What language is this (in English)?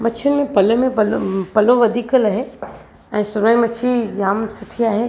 Sindhi